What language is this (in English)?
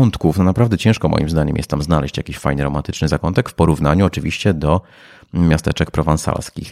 Polish